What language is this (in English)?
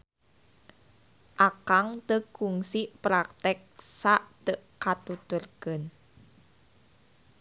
Sundanese